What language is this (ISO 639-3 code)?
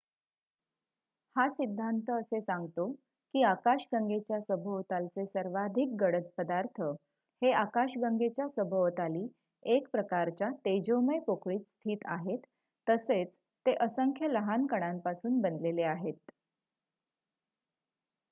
mar